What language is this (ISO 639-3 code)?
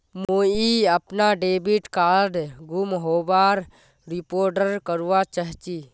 mag